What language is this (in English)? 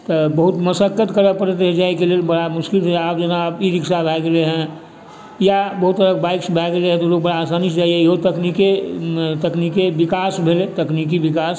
Maithili